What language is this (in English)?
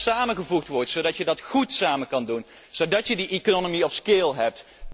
Dutch